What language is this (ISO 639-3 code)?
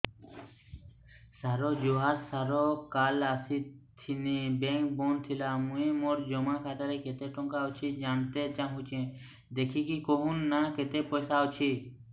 ori